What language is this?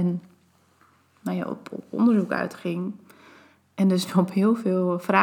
Dutch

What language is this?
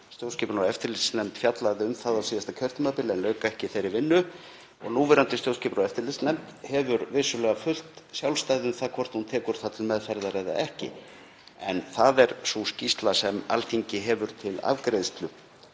Icelandic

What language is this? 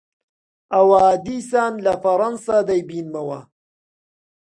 Central Kurdish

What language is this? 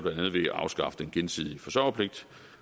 Danish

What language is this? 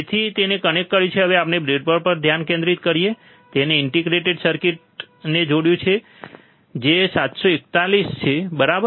Gujarati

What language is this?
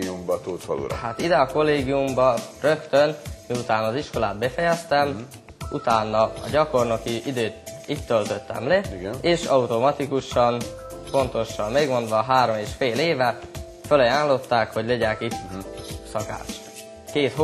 Hungarian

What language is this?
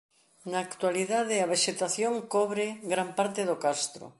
Galician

